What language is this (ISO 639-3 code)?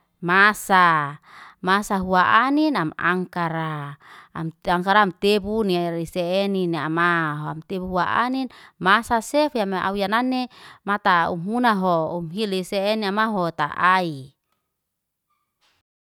ste